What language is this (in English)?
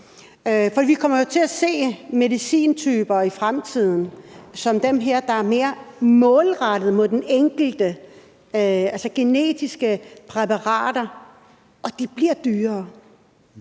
Danish